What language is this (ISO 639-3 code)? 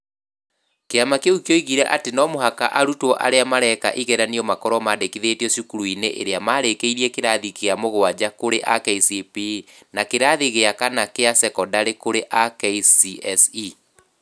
kik